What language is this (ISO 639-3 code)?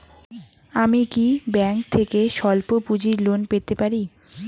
ben